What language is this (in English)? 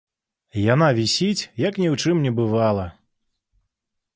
Belarusian